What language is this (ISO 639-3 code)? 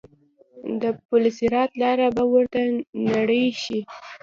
pus